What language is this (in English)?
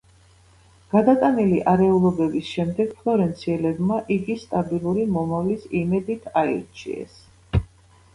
Georgian